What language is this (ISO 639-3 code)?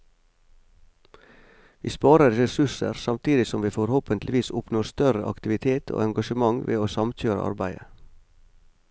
nor